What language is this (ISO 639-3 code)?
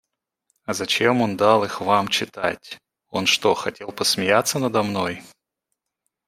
rus